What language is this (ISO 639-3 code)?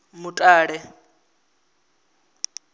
ven